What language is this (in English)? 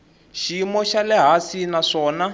Tsonga